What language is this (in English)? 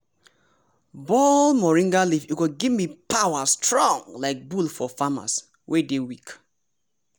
Nigerian Pidgin